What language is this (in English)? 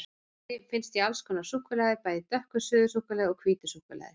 Icelandic